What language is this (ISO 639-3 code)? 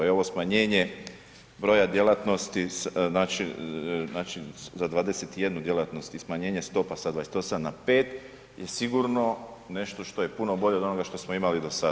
hrv